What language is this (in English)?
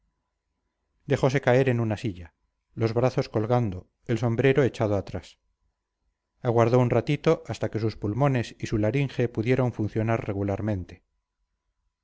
Spanish